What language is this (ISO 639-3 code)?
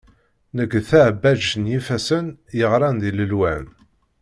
kab